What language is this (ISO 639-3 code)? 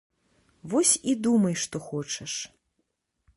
bel